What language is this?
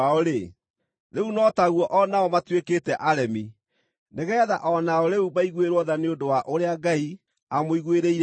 Kikuyu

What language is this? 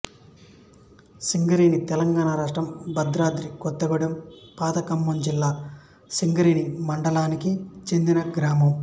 Telugu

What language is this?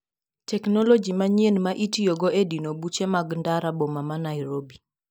Luo (Kenya and Tanzania)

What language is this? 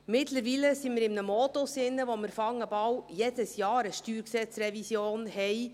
Swiss German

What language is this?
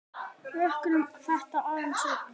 Icelandic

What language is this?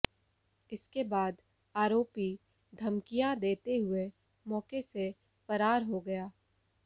Hindi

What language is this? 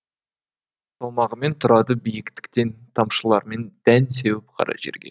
Kazakh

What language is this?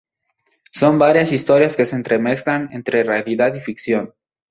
Spanish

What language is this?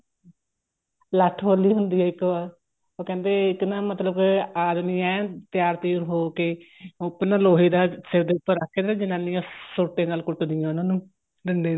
Punjabi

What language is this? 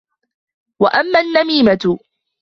Arabic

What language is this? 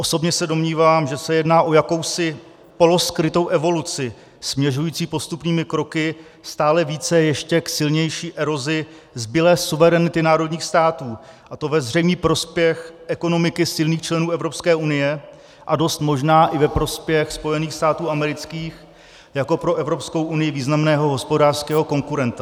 Czech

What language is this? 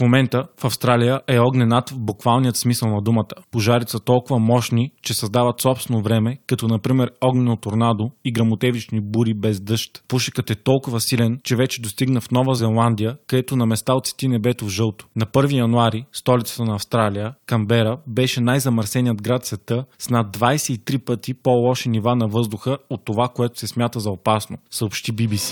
Bulgarian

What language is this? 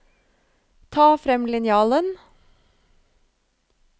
Norwegian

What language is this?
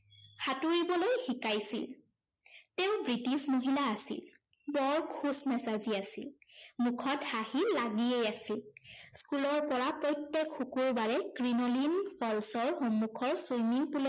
Assamese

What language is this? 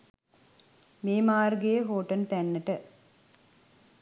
Sinhala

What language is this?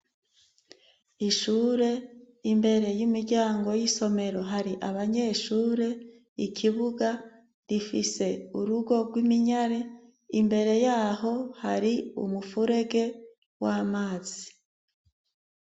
Rundi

